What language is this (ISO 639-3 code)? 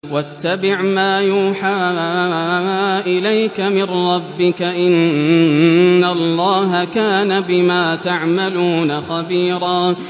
ara